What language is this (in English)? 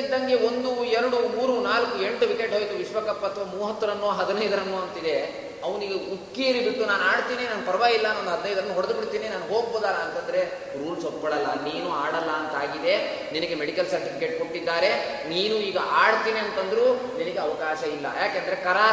Kannada